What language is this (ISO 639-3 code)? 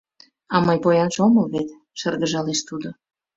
chm